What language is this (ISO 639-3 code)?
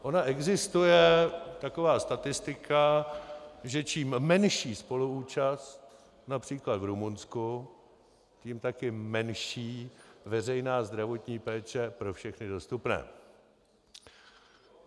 ces